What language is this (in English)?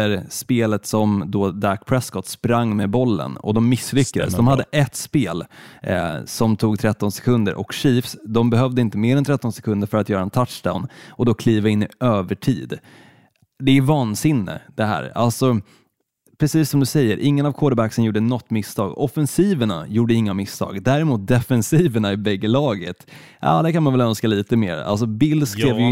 Swedish